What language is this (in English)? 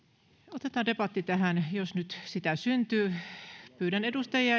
Finnish